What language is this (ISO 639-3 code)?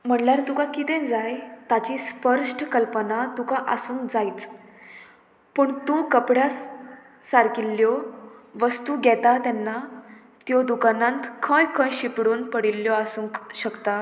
kok